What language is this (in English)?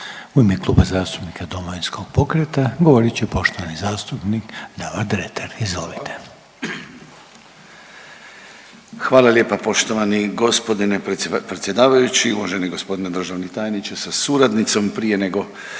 Croatian